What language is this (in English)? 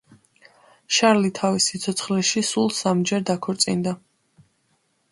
Georgian